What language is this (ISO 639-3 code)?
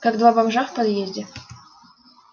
rus